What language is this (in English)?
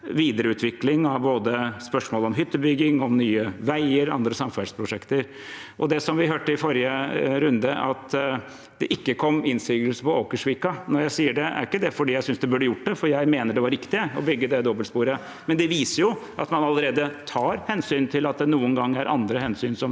Norwegian